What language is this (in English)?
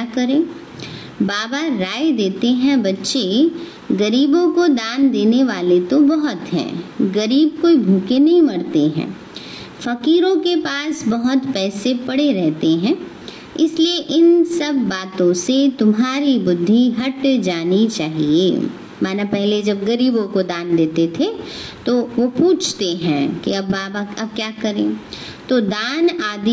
Hindi